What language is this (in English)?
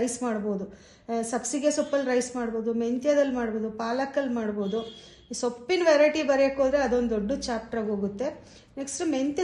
Kannada